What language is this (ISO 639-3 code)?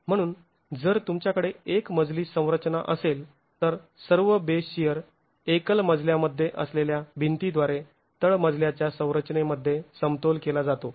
mar